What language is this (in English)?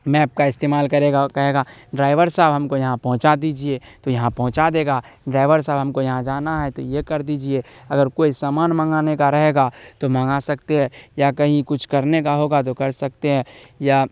Urdu